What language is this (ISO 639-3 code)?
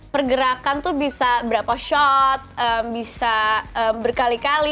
ind